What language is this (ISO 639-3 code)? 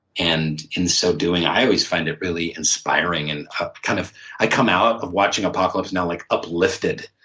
eng